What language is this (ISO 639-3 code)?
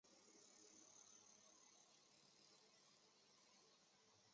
zho